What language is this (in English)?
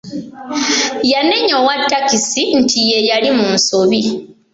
Ganda